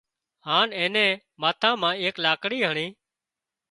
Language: Wadiyara Koli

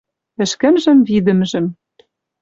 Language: Western Mari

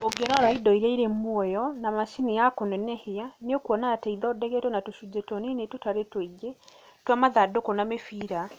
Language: Kikuyu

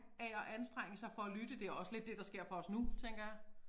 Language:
Danish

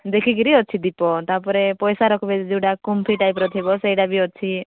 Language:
Odia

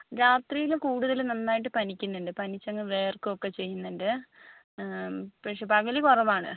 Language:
Malayalam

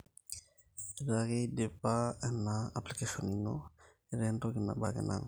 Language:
Masai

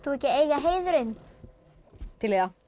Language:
Icelandic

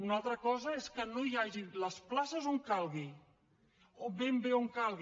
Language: Catalan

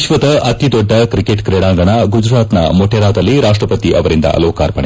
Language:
Kannada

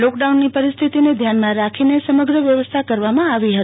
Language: Gujarati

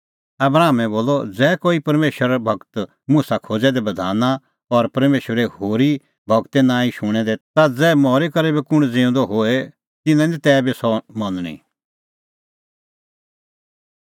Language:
Kullu Pahari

